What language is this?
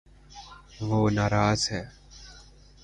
Urdu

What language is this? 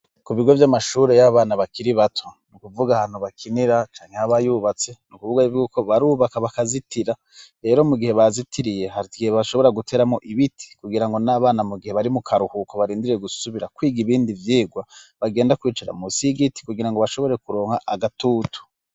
Rundi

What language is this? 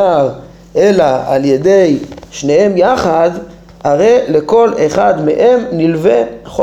Hebrew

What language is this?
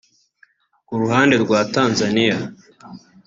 Kinyarwanda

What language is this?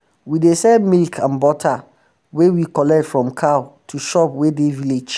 Nigerian Pidgin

